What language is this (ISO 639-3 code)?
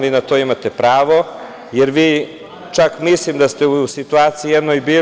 srp